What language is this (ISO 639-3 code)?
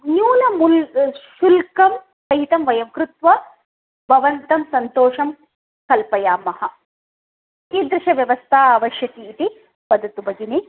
san